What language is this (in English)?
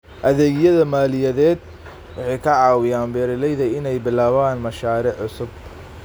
Somali